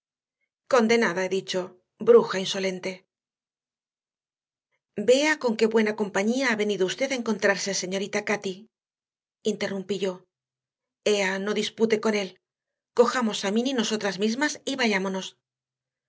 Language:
Spanish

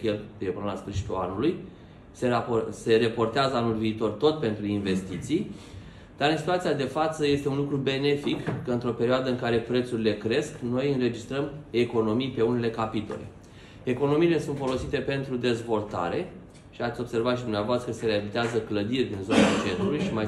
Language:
Romanian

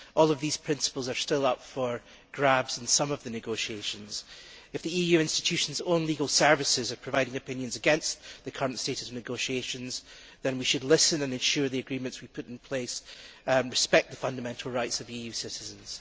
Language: English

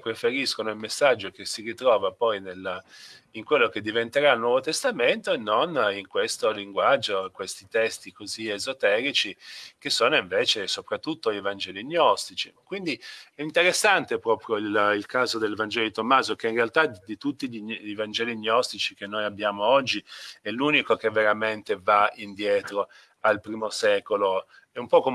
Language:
Italian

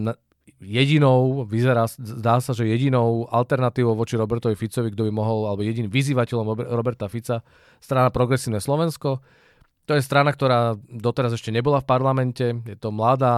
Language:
Czech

